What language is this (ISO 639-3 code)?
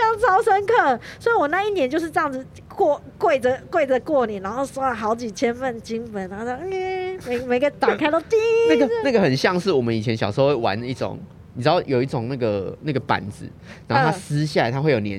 zho